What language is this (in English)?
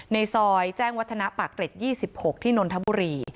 Thai